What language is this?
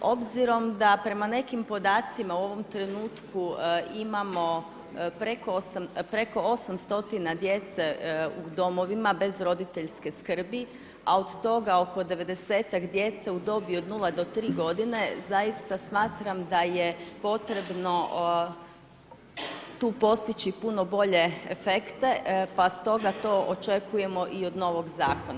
Croatian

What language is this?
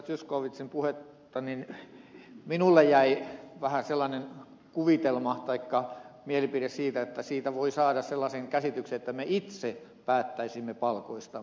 Finnish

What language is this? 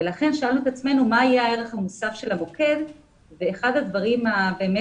Hebrew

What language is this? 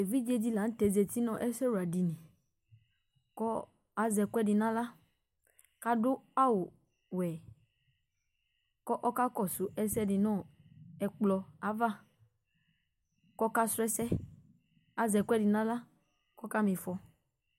Ikposo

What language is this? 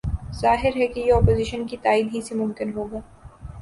Urdu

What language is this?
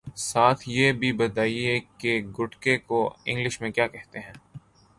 Urdu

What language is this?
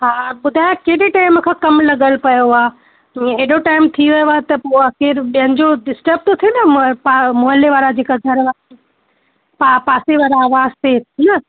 Sindhi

